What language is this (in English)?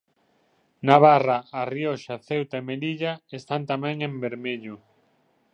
Galician